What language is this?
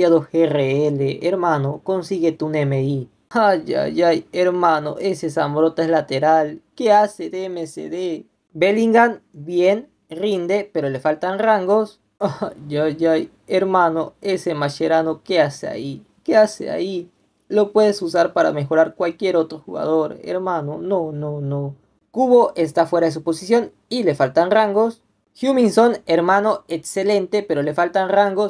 Spanish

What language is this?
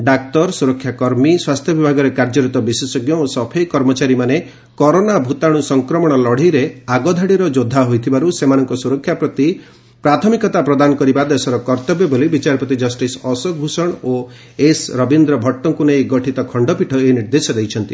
Odia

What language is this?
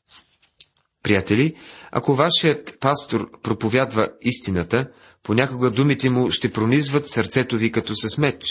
Bulgarian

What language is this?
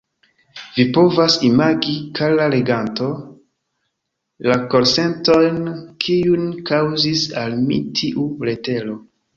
Esperanto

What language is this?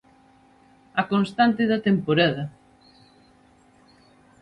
Galician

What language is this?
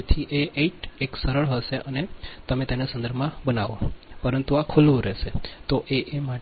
Gujarati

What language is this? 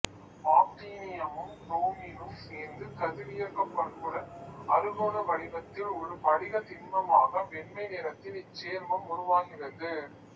Tamil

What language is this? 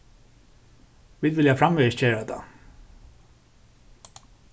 Faroese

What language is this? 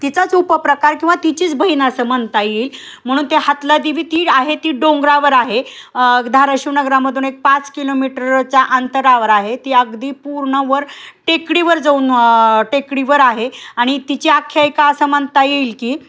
Marathi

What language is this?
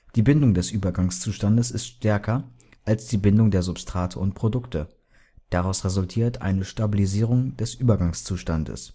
German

